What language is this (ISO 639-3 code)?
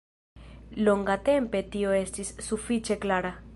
epo